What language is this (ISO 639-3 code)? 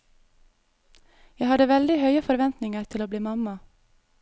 nor